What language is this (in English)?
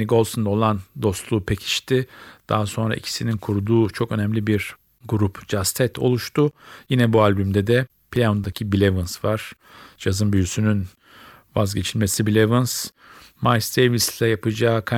Turkish